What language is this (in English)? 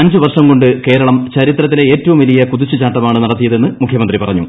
Malayalam